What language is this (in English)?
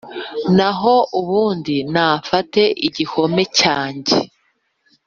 Kinyarwanda